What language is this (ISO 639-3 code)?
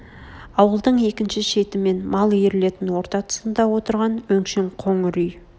kaz